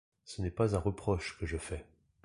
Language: French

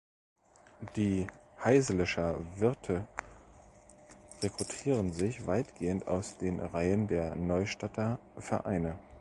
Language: German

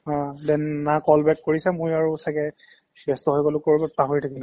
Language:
Assamese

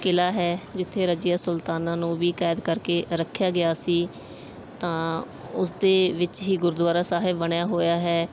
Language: Punjabi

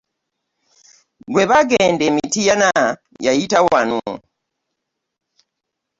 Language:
Ganda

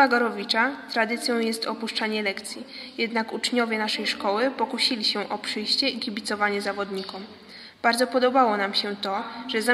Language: Polish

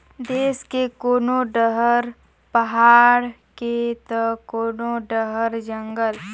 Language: Chhattisgarhi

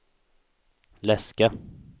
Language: Swedish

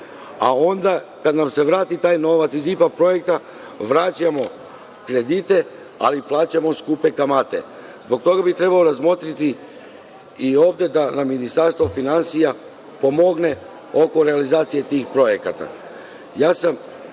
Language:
Serbian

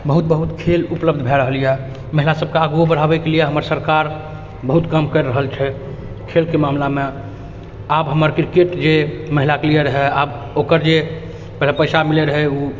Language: Maithili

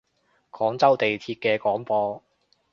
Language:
Cantonese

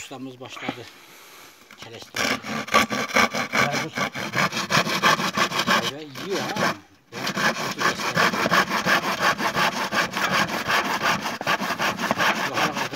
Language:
Turkish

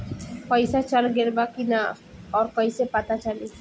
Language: Bhojpuri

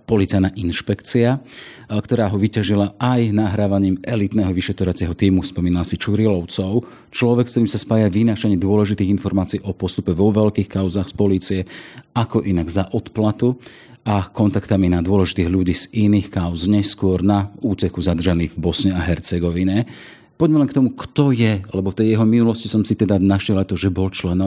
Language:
Slovak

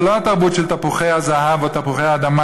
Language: Hebrew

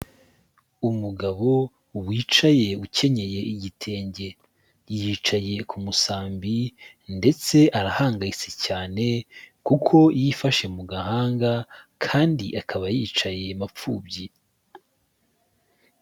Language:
Kinyarwanda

